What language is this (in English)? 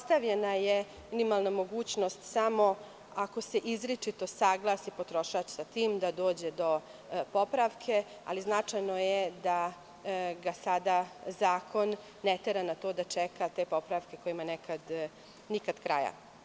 Serbian